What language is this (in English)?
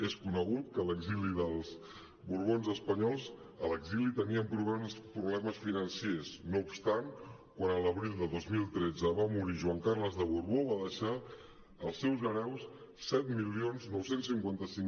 Catalan